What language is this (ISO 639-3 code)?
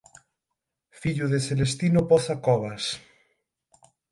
glg